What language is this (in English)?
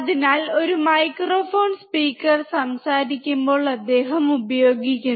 Malayalam